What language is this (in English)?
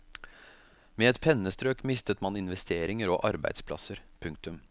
Norwegian